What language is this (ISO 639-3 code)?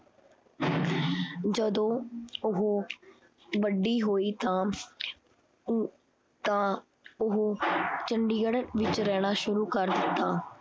pan